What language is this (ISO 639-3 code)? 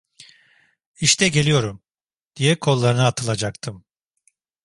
tur